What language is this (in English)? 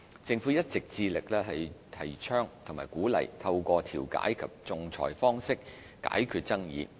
Cantonese